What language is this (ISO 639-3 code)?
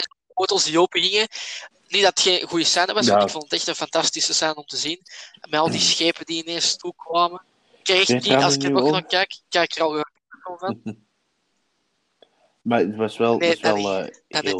nld